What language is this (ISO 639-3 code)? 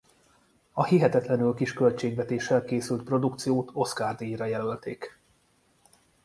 hun